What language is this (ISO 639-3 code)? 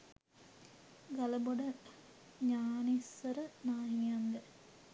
sin